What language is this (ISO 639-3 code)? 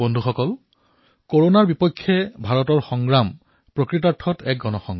asm